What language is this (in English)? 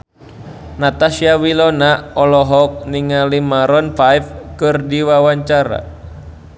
Sundanese